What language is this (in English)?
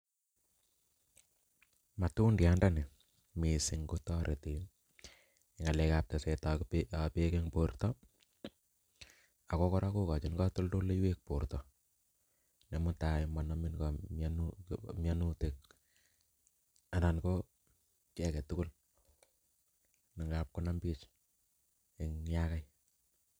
Kalenjin